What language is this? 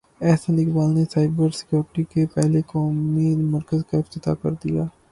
Urdu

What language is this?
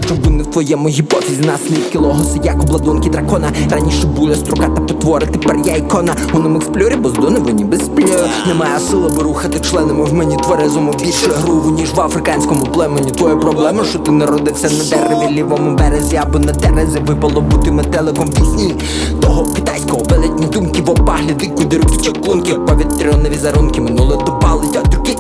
Ukrainian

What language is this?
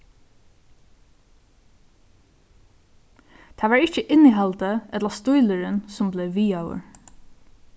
Faroese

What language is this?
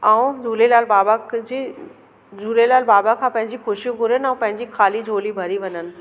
Sindhi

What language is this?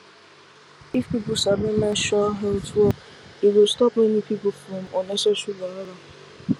Nigerian Pidgin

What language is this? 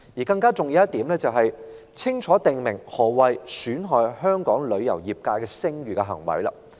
Cantonese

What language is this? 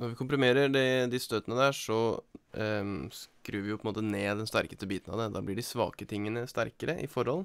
Norwegian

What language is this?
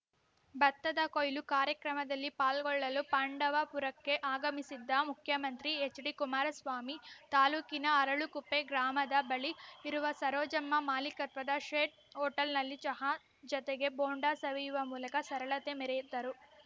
Kannada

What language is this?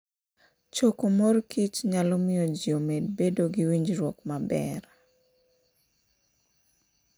Luo (Kenya and Tanzania)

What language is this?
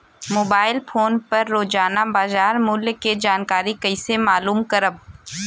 Bhojpuri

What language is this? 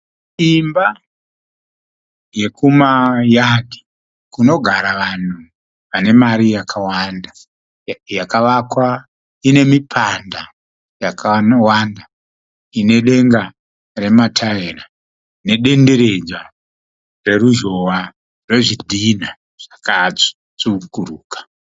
Shona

